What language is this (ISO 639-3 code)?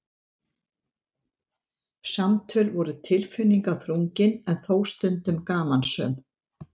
isl